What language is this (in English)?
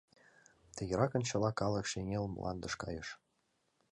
Mari